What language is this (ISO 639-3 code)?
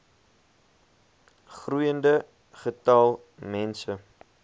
afr